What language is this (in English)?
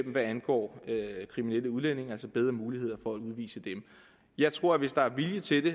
Danish